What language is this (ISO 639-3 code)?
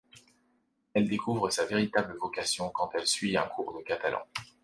fra